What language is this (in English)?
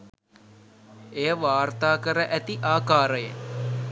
Sinhala